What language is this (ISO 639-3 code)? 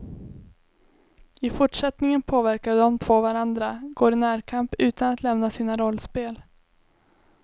swe